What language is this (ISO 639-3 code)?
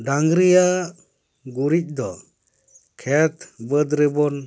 sat